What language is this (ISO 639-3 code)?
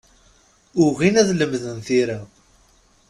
kab